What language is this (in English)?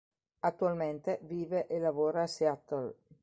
Italian